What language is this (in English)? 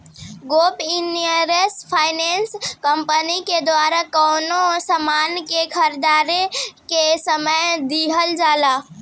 Bhojpuri